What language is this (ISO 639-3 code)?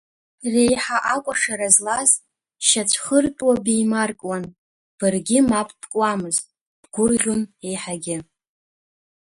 abk